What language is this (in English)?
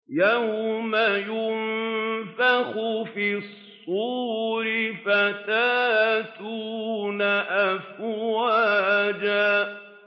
Arabic